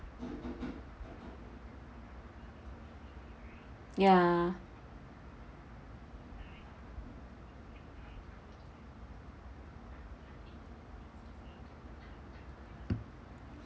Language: English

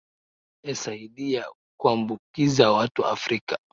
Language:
Swahili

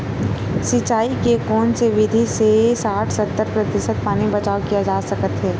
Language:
Chhattisgarhi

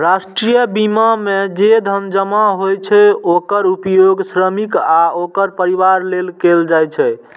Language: Maithili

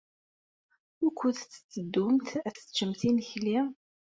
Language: Kabyle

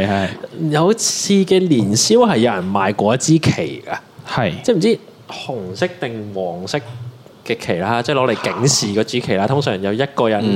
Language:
Chinese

